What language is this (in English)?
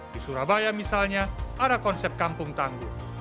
Indonesian